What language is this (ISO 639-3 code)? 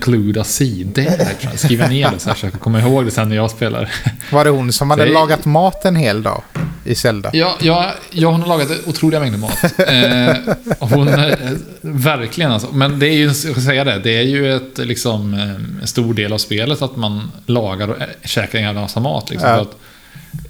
swe